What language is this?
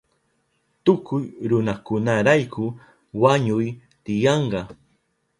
Southern Pastaza Quechua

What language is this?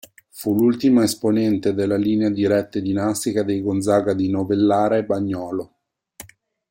Italian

